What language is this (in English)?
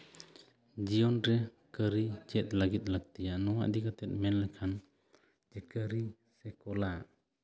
Santali